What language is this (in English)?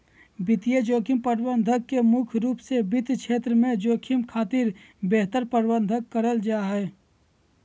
Magahi